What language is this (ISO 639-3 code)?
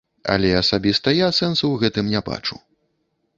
bel